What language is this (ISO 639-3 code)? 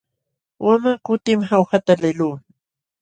qxw